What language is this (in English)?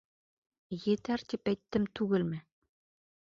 Bashkir